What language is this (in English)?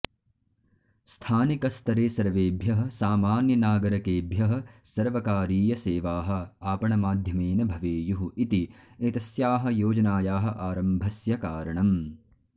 Sanskrit